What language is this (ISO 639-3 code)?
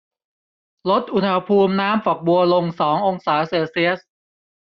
tha